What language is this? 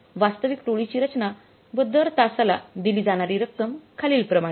Marathi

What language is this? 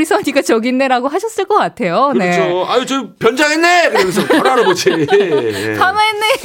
Korean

